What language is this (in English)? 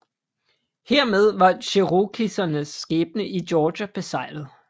Danish